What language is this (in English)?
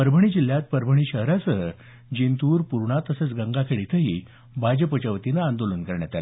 Marathi